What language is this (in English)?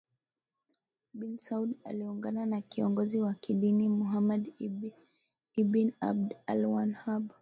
Swahili